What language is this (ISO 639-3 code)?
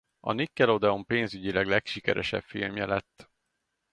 hun